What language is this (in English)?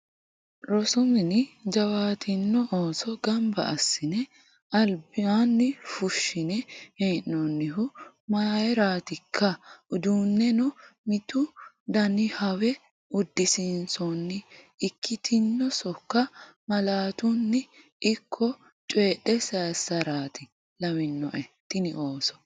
Sidamo